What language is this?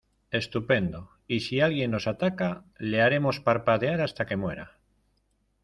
Spanish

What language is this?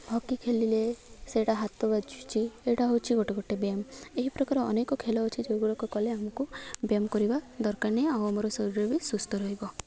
Odia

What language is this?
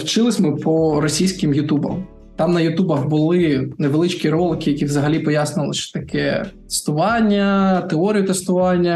Ukrainian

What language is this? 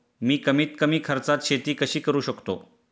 Marathi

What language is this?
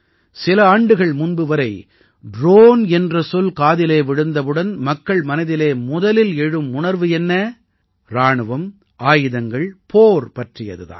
Tamil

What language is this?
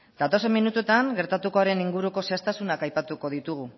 Basque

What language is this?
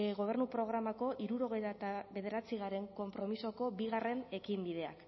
Basque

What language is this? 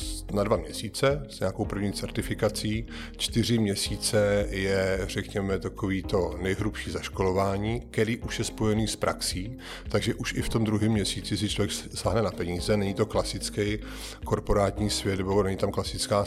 Czech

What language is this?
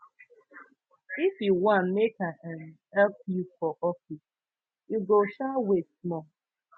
Nigerian Pidgin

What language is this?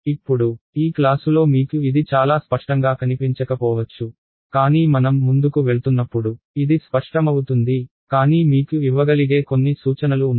Telugu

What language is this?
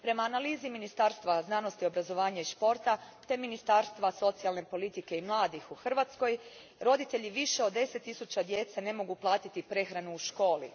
Croatian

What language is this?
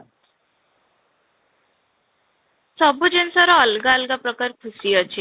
Odia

